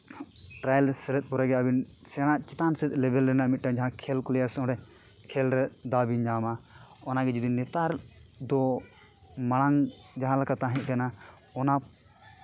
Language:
Santali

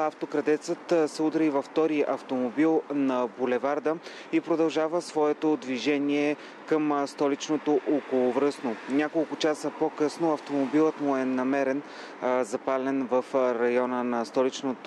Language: Bulgarian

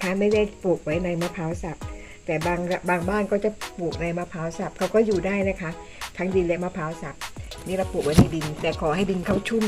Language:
Thai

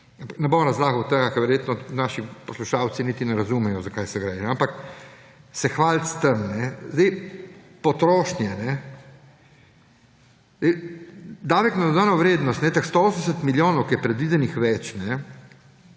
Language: Slovenian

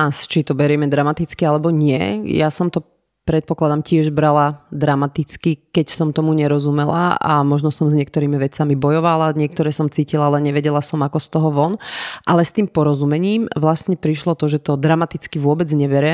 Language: Slovak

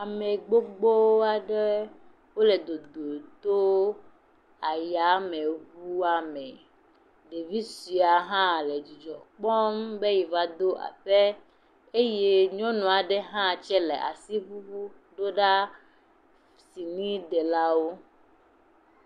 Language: Ewe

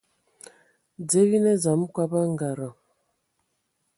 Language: Ewondo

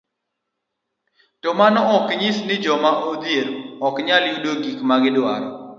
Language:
Luo (Kenya and Tanzania)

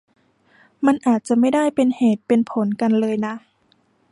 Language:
Thai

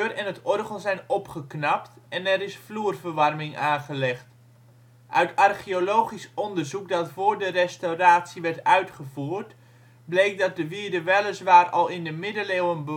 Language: Dutch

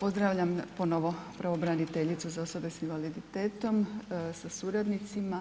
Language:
Croatian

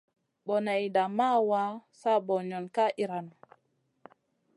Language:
Masana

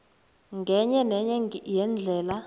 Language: South Ndebele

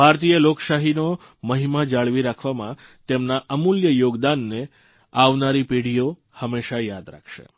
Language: Gujarati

